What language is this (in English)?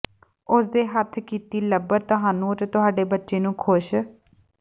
Punjabi